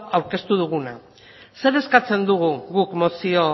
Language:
Basque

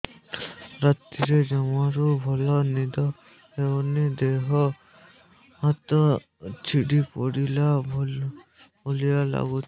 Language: Odia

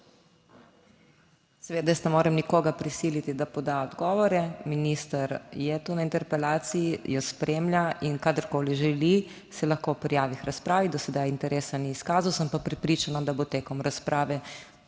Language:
Slovenian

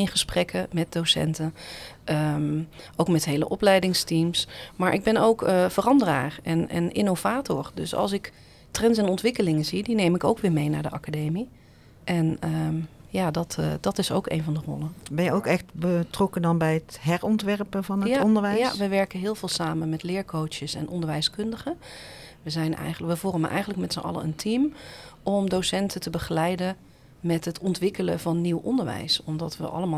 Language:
Dutch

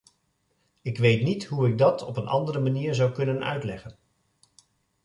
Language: Dutch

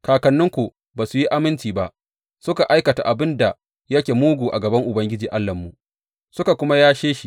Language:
Hausa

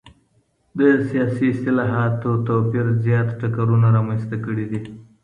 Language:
Pashto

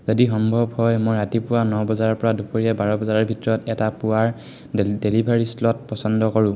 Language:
Assamese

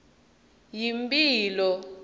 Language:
Swati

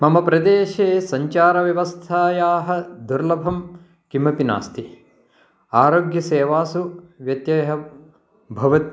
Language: Sanskrit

